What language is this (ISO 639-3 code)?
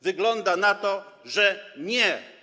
pol